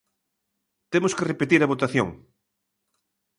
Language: Galician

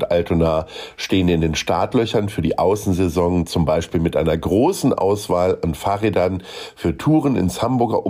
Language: German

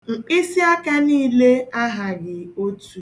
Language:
Igbo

